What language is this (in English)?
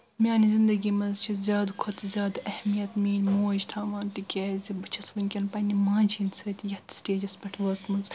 Kashmiri